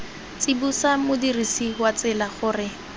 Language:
Tswana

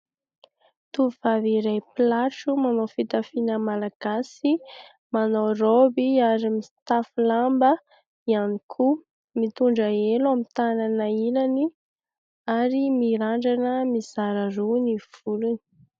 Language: Malagasy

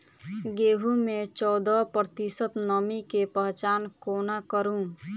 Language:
Maithili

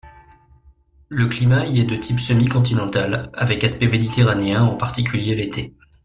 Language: French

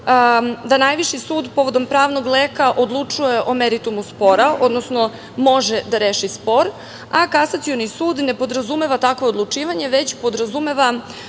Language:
Serbian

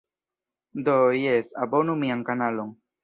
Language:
Esperanto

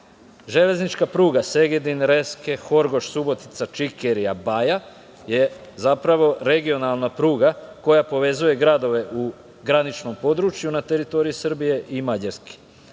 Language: Serbian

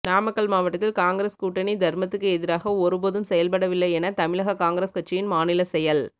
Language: Tamil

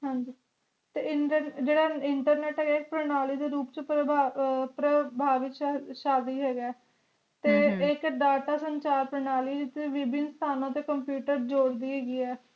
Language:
Punjabi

